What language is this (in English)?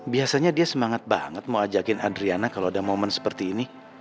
Indonesian